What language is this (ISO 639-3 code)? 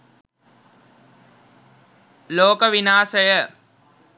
sin